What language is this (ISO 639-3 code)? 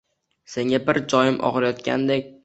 uzb